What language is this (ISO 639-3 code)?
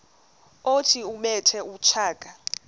xho